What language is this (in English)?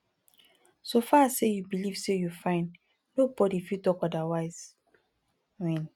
Nigerian Pidgin